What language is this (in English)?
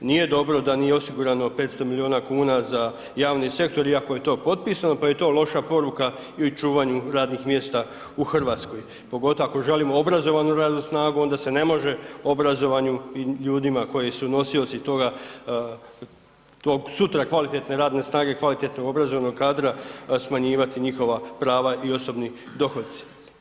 Croatian